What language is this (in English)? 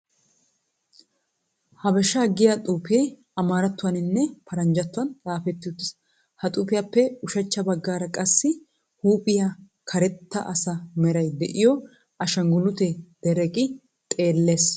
Wolaytta